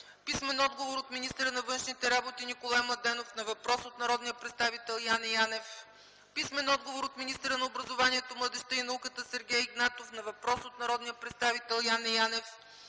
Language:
Bulgarian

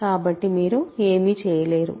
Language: Telugu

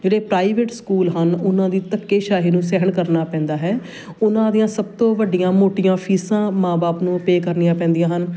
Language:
Punjabi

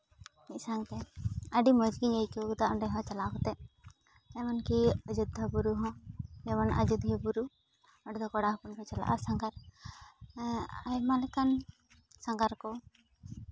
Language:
Santali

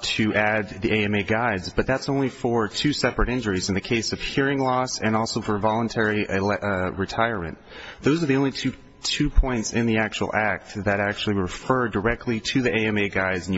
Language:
English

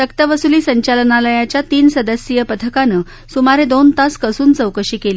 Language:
Marathi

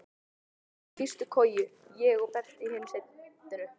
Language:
Icelandic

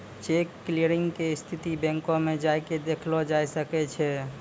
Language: Maithili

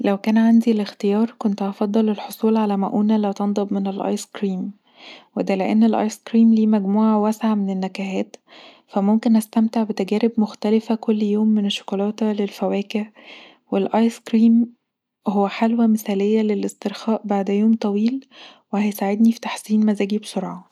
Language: Egyptian Arabic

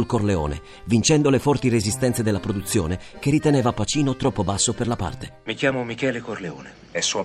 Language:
Italian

